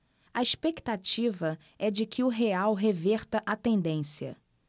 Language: Portuguese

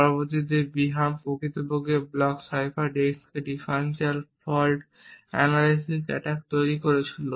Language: Bangla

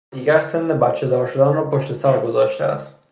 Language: Persian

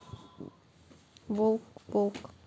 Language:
Russian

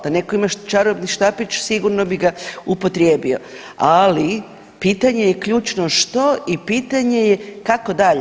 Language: Croatian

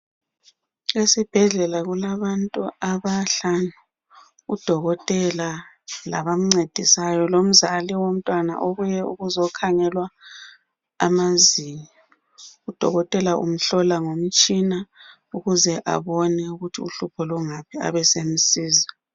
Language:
North Ndebele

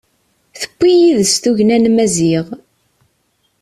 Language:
Kabyle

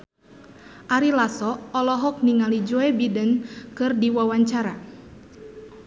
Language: Sundanese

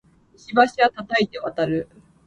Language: Japanese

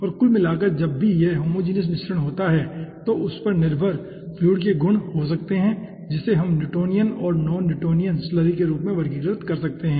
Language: Hindi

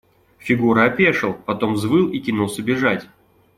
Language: Russian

